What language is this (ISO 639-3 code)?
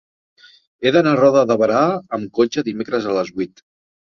cat